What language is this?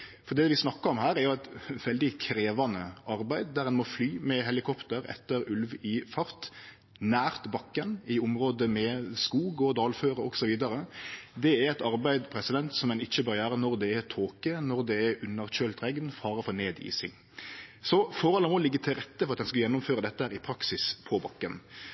Norwegian Nynorsk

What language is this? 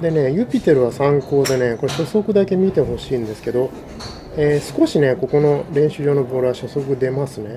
Japanese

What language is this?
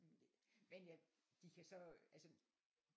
Danish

